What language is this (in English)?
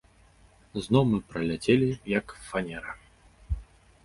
Belarusian